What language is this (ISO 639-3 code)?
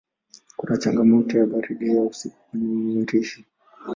swa